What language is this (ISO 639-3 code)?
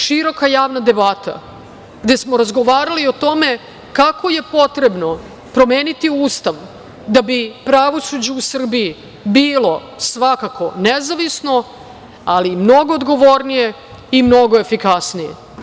srp